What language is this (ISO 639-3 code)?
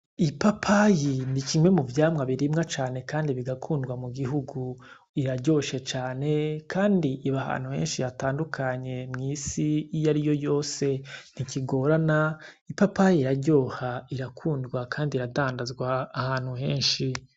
run